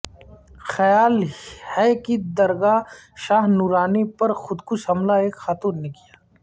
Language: Urdu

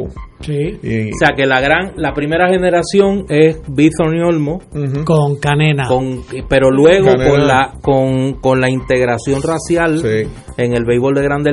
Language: Spanish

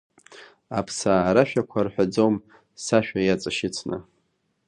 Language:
Abkhazian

